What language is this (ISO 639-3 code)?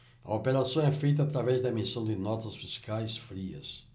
por